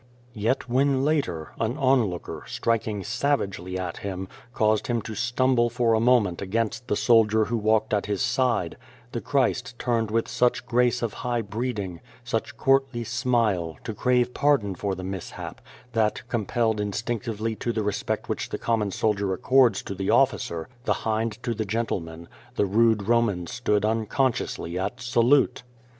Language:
English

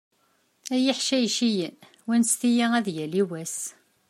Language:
Kabyle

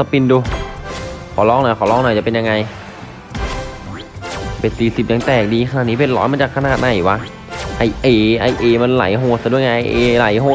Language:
Thai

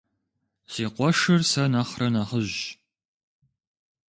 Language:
Kabardian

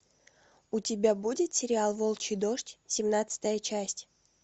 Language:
Russian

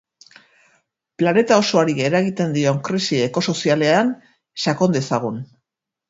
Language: Basque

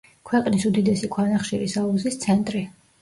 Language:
Georgian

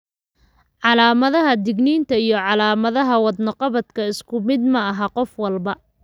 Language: Somali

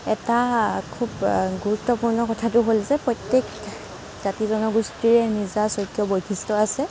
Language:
Assamese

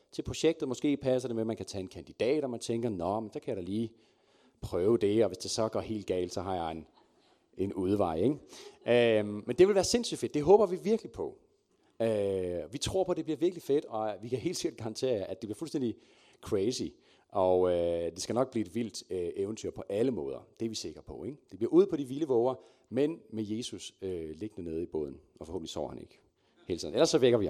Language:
Danish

